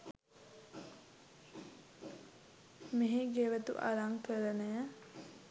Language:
Sinhala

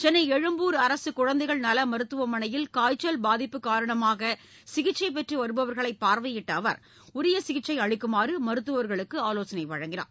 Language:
Tamil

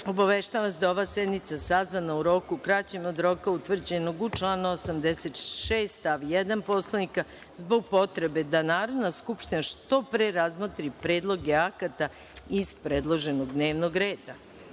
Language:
Serbian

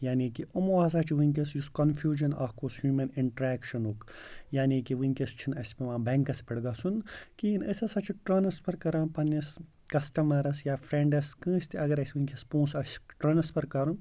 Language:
Kashmiri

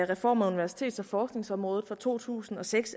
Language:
Danish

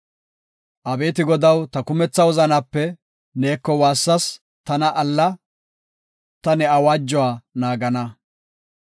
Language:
Gofa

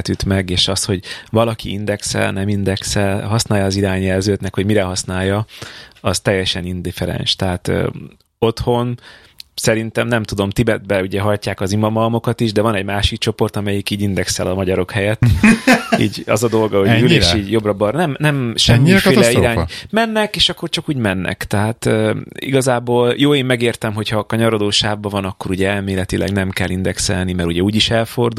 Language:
Hungarian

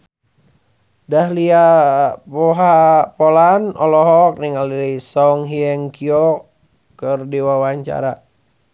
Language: Sundanese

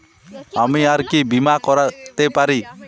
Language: Bangla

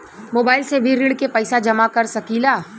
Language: Bhojpuri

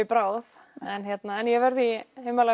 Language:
Icelandic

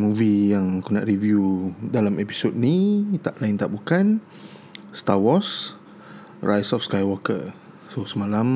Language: Malay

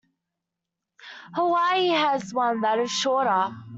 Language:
English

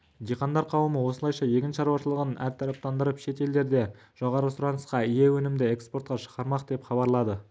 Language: Kazakh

